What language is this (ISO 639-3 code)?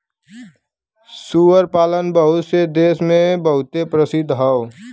bho